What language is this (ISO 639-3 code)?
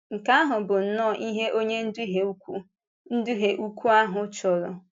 ibo